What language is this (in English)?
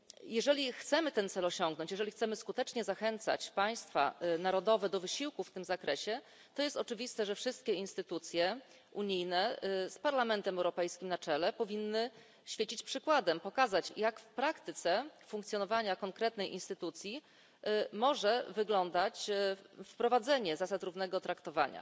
Polish